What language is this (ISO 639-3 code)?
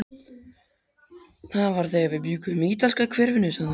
isl